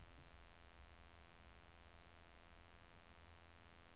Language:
Norwegian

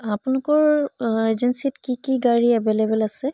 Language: Assamese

